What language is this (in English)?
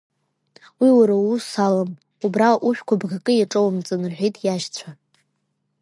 Abkhazian